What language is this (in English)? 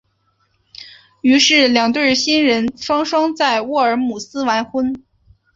Chinese